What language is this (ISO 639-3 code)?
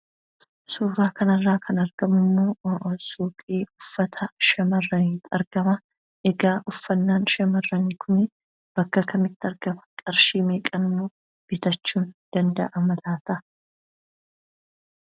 orm